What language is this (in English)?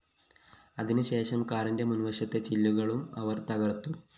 Malayalam